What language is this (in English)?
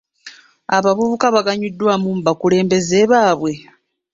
Ganda